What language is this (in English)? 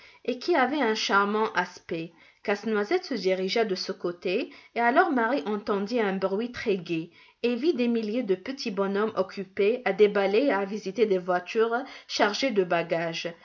French